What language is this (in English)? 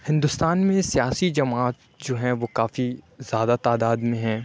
Urdu